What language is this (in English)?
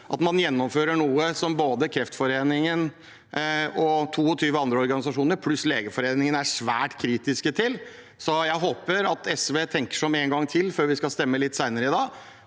Norwegian